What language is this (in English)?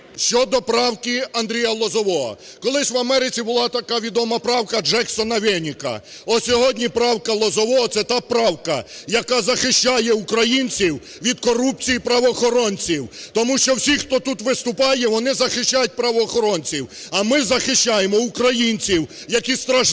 Ukrainian